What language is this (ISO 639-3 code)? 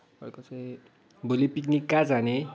nep